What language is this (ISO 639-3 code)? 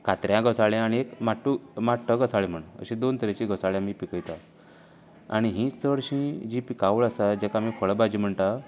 kok